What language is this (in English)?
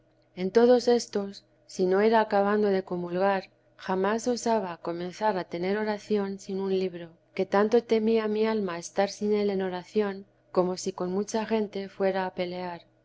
Spanish